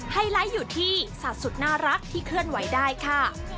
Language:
Thai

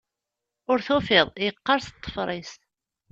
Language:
Kabyle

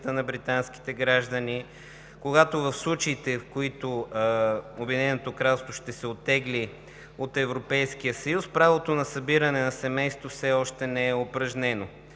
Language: Bulgarian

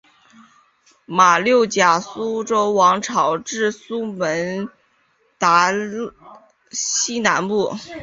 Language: Chinese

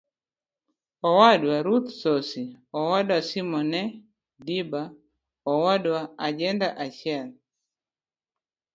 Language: Luo (Kenya and Tanzania)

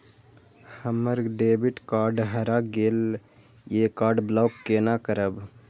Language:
Maithili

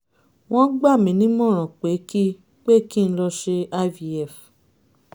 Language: Yoruba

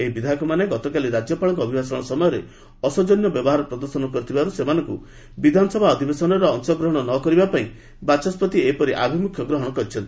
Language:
Odia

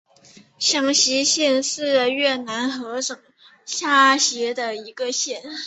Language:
Chinese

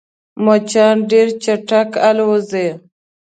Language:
Pashto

